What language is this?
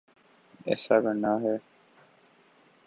Urdu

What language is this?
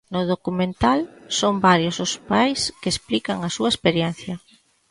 Galician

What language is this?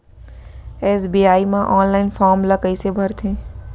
Chhattisgarhi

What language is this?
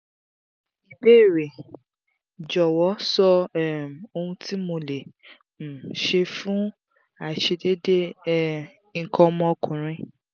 Yoruba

